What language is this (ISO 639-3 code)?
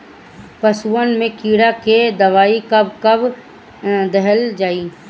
bho